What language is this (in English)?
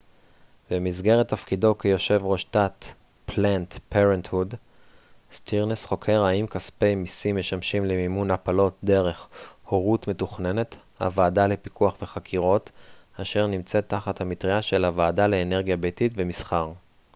Hebrew